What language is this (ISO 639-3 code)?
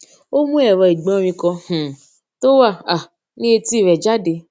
yor